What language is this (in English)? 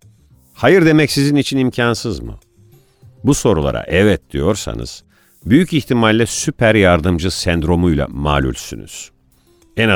Turkish